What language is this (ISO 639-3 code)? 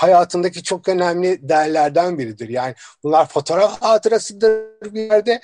tur